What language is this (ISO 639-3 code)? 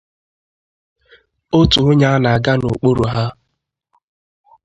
ibo